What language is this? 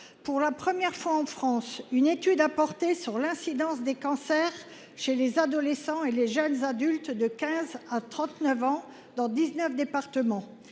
French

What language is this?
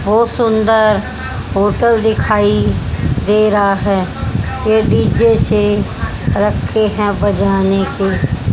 Hindi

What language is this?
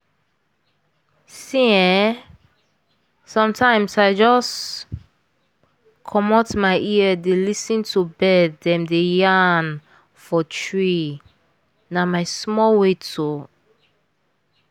Nigerian Pidgin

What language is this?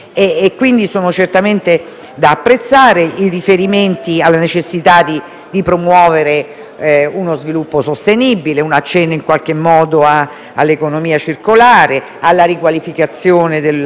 Italian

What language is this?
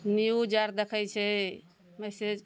Maithili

